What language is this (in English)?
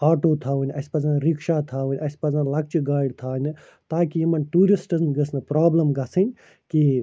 Kashmiri